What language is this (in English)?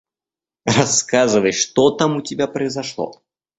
Russian